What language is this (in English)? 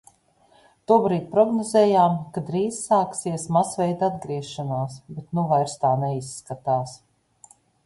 Latvian